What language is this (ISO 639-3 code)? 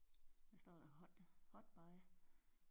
dan